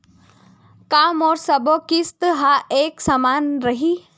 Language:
Chhattisgarhi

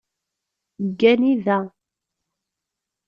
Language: Kabyle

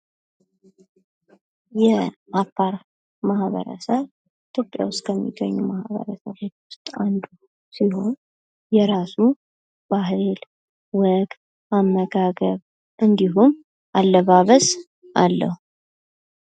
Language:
Amharic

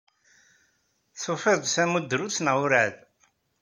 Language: Kabyle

